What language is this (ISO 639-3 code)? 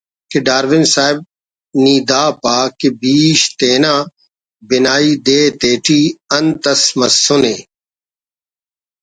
brh